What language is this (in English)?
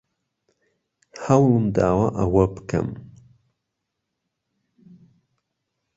Central Kurdish